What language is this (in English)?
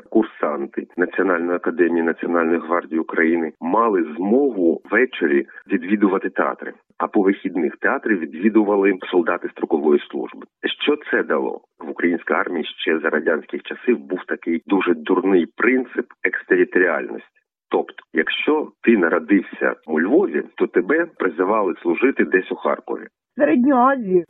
Ukrainian